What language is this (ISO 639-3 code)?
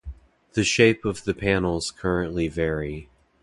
eng